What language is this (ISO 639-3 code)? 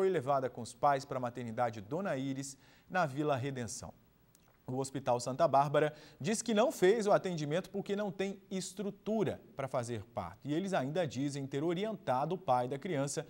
por